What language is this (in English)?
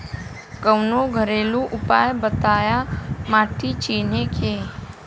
Bhojpuri